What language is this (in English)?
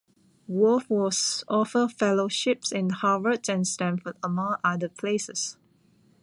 English